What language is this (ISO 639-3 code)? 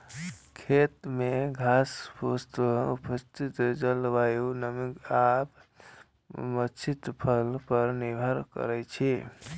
mai